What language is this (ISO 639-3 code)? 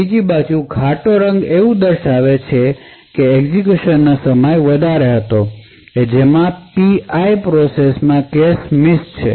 guj